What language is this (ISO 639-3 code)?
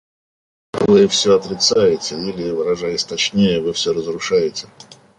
rus